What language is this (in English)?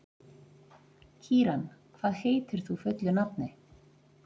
Icelandic